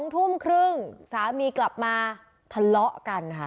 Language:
Thai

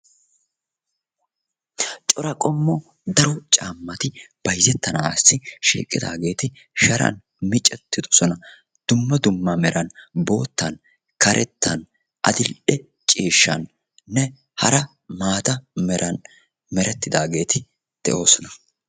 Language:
Wolaytta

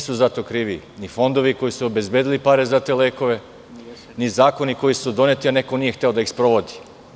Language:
Serbian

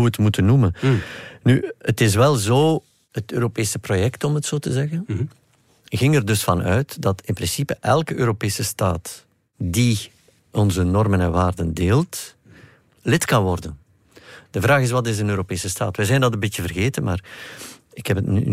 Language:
Dutch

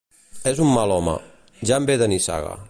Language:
Catalan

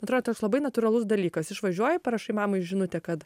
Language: Lithuanian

